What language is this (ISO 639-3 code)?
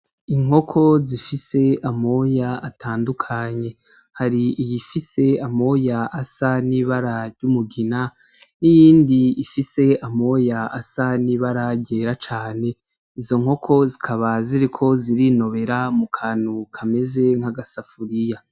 run